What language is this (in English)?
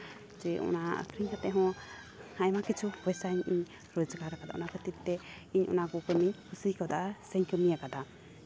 Santali